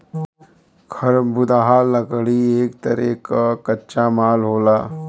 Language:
Bhojpuri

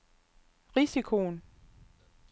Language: Danish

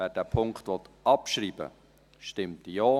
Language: Swiss German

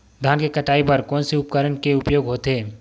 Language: Chhattisgarhi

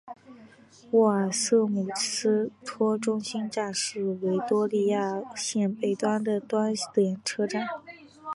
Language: Chinese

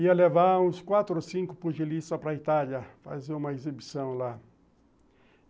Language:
Portuguese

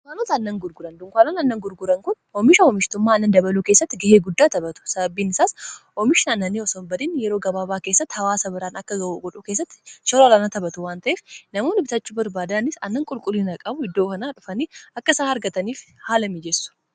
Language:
Oromo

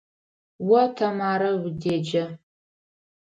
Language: Adyghe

